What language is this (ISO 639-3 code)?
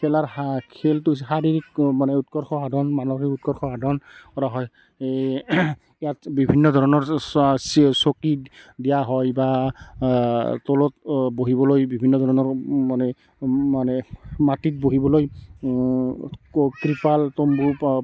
asm